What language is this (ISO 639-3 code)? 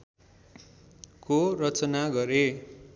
nep